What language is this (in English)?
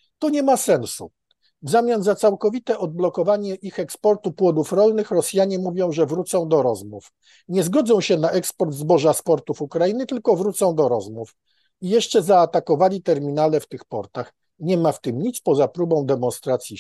Polish